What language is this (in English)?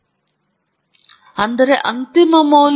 Kannada